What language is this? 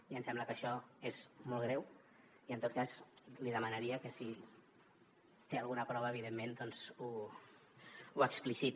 Catalan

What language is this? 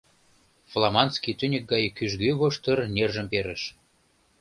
Mari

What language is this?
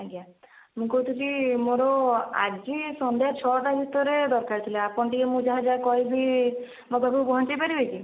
Odia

